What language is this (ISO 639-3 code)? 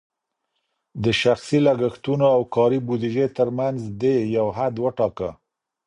pus